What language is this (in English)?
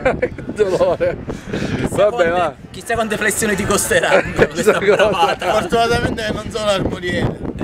Italian